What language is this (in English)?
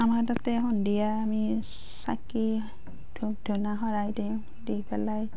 Assamese